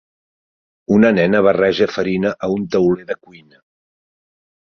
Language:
Catalan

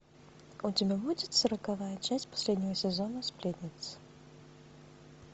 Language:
Russian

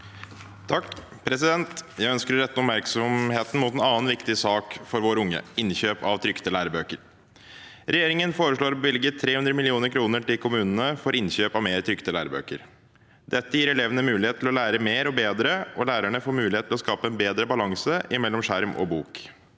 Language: Norwegian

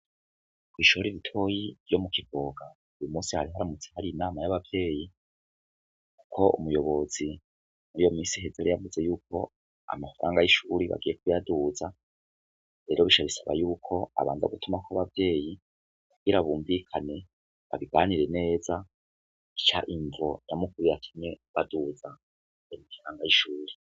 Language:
Rundi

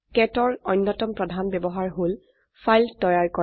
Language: Assamese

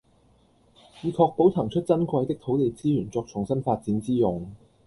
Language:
Cantonese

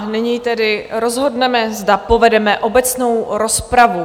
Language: Czech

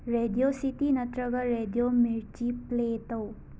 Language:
Manipuri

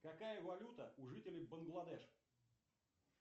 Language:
Russian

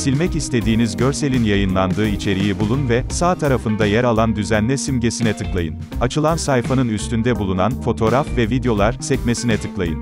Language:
Turkish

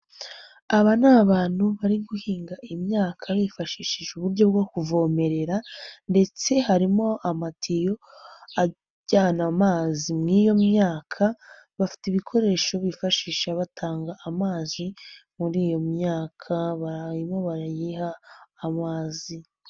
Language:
Kinyarwanda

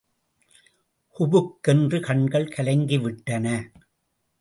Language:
Tamil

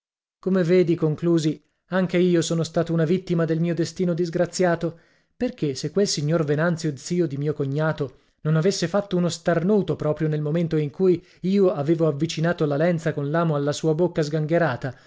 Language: Italian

